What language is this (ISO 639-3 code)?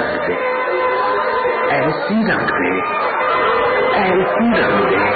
hin